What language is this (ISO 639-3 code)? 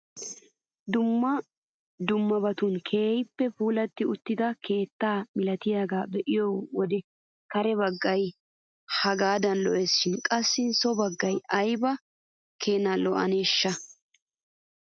wal